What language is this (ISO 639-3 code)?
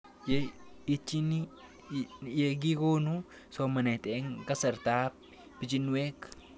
kln